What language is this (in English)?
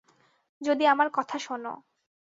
Bangla